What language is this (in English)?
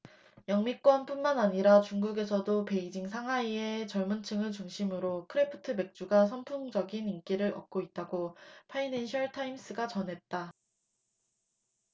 Korean